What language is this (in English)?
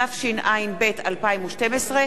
Hebrew